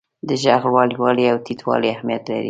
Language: Pashto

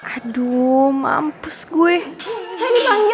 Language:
Indonesian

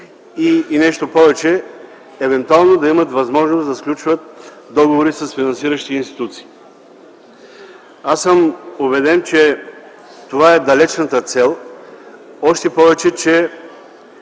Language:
Bulgarian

